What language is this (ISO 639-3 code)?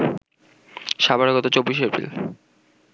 ben